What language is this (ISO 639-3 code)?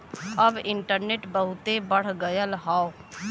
bho